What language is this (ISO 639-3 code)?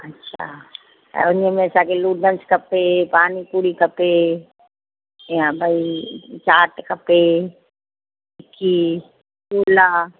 snd